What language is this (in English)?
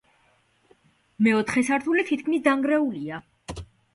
Georgian